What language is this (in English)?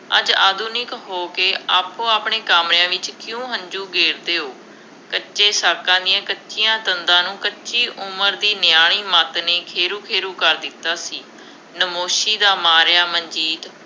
Punjabi